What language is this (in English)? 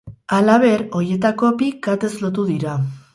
Basque